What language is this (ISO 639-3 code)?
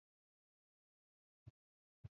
swa